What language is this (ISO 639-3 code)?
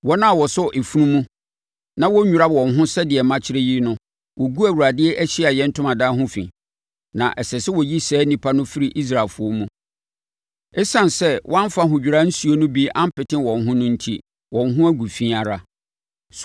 aka